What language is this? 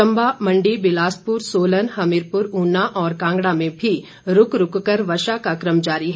Hindi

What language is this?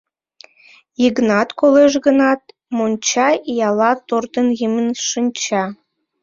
Mari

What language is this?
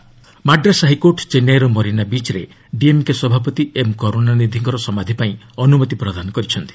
Odia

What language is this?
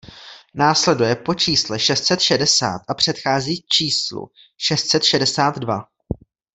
Czech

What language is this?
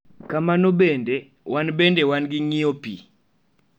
Luo (Kenya and Tanzania)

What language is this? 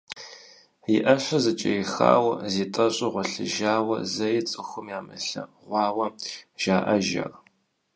Kabardian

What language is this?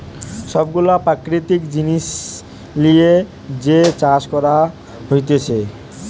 Bangla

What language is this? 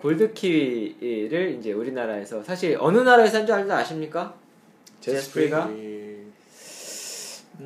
Korean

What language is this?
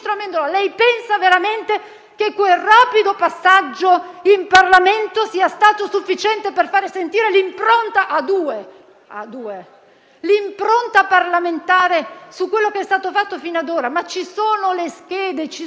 Italian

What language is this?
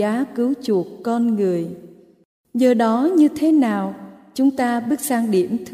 Vietnamese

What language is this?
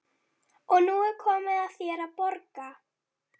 Icelandic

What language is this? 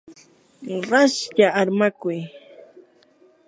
Yanahuanca Pasco Quechua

